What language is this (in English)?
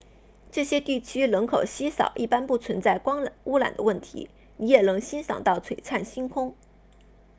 Chinese